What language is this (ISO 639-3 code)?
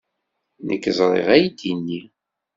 kab